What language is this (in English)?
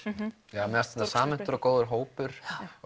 Icelandic